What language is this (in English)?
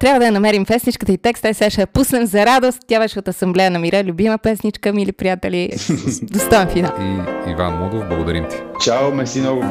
Bulgarian